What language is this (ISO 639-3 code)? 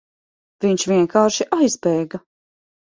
lav